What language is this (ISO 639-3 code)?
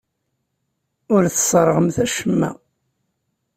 kab